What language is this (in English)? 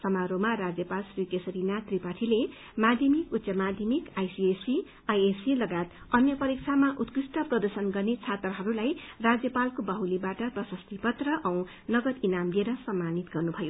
Nepali